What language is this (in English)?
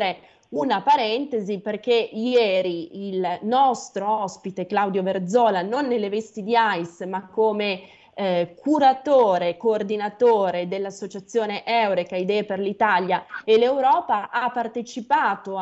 Italian